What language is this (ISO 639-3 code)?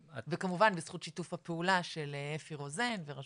heb